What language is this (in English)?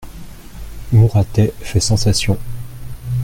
French